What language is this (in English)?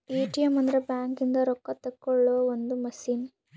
Kannada